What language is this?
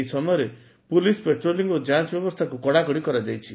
Odia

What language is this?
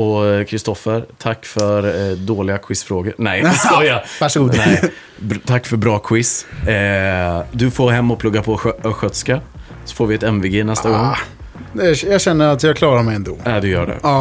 Swedish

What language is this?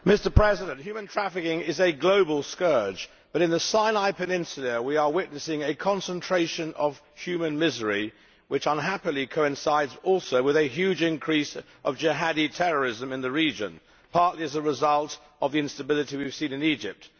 English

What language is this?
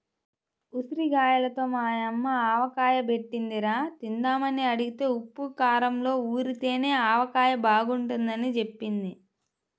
Telugu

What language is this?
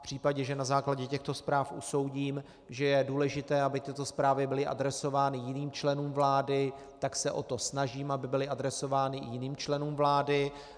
Czech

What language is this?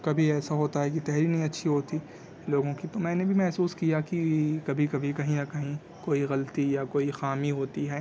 Urdu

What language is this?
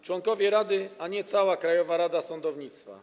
Polish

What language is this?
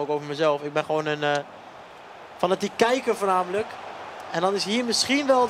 Dutch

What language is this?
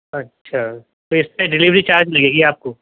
Urdu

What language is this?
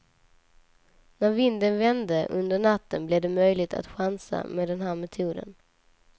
Swedish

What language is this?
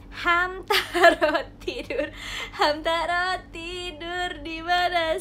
Indonesian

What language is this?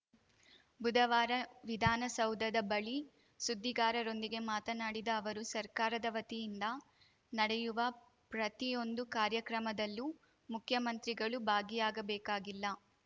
Kannada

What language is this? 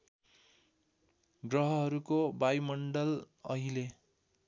Nepali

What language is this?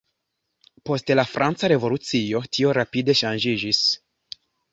Esperanto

